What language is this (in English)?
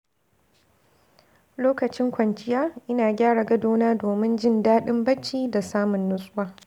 Hausa